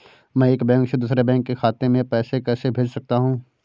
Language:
Hindi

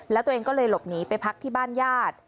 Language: Thai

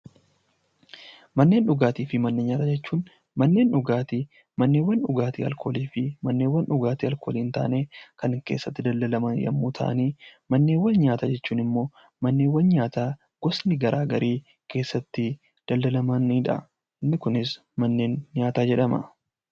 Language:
Oromo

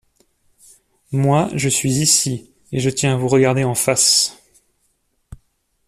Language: French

